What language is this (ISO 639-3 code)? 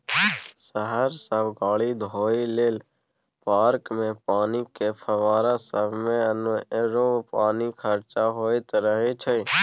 mai